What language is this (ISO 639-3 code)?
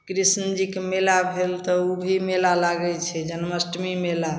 mai